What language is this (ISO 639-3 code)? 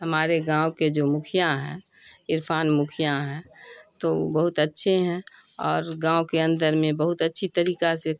urd